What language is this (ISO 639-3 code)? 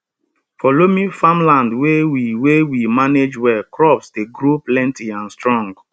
pcm